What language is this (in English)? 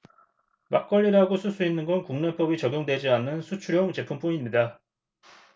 Korean